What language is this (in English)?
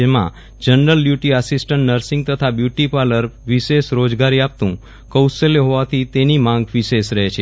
Gujarati